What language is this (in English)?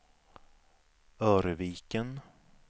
Swedish